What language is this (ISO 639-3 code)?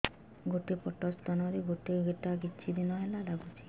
ori